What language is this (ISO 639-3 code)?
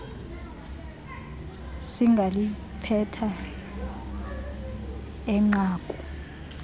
xho